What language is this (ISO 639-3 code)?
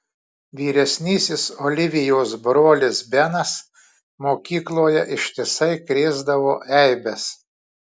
lit